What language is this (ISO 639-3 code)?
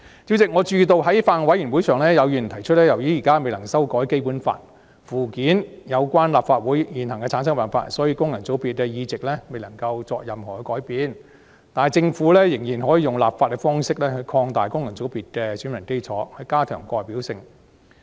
yue